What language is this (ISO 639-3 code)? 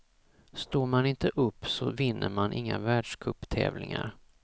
swe